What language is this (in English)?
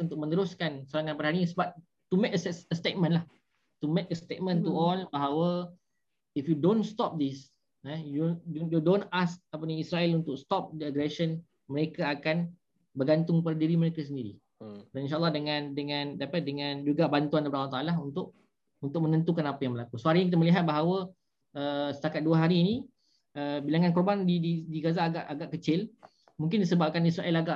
Malay